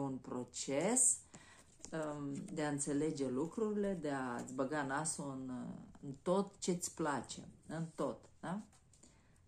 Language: Romanian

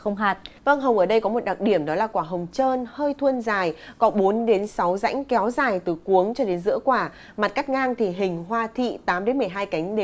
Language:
Vietnamese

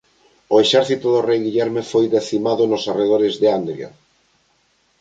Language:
Galician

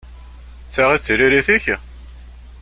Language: Kabyle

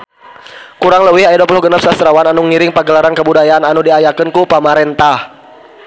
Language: Sundanese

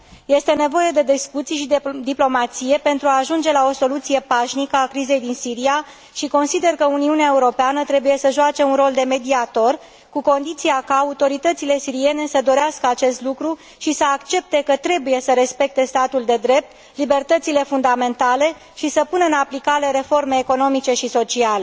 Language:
Romanian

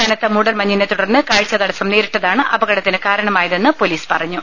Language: Malayalam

